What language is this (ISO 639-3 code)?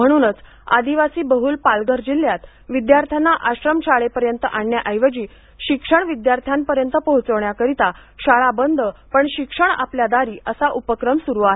mar